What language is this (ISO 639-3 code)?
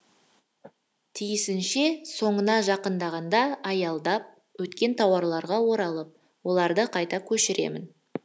kaz